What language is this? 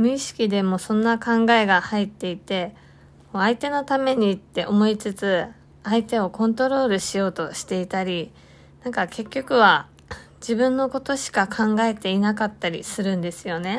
Japanese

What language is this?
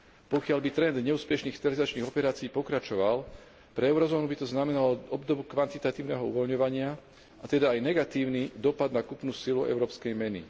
Slovak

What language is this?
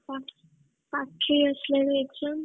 Odia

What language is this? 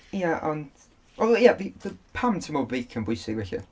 Welsh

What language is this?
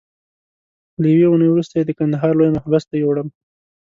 Pashto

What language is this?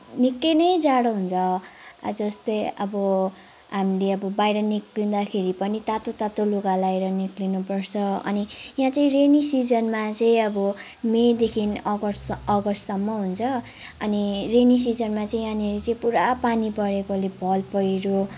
Nepali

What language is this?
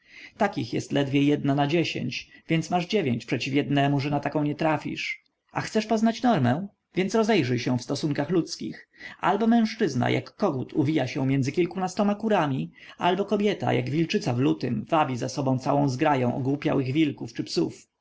Polish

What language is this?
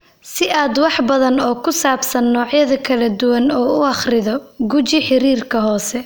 Somali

